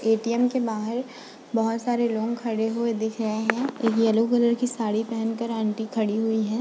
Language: Hindi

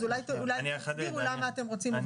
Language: Hebrew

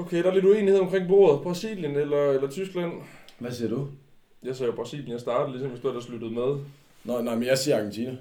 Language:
Danish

